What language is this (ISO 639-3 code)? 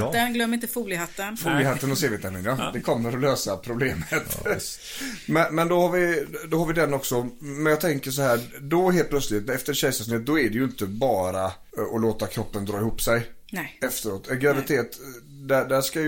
swe